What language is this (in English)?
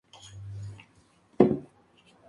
Spanish